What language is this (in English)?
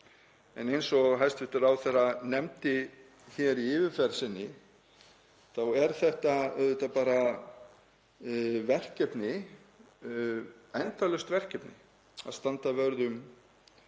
Icelandic